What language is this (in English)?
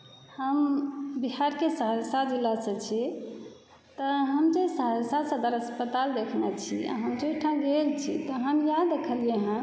Maithili